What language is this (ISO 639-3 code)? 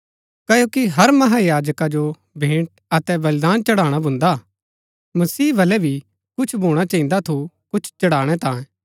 gbk